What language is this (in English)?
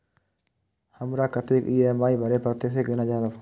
Maithili